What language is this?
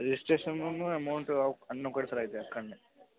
Telugu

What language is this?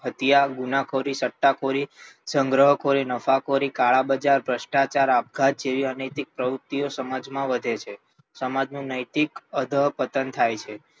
Gujarati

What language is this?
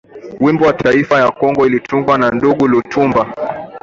Swahili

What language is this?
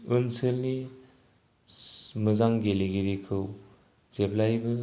Bodo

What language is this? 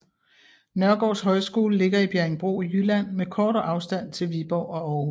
Danish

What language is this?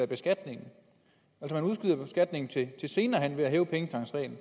Danish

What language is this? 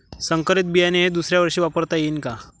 Marathi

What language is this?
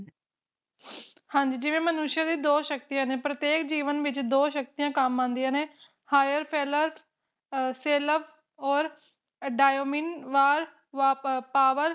Punjabi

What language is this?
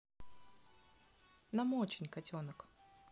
Russian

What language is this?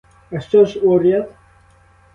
Ukrainian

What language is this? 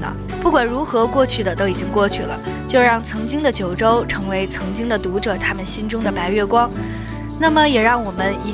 Chinese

